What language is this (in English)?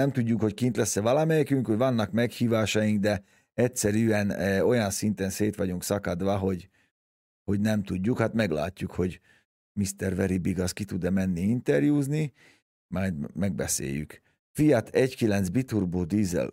Hungarian